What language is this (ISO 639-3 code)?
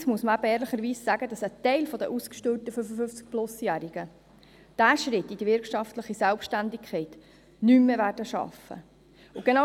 gsw